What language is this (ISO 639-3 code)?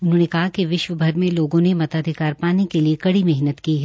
hin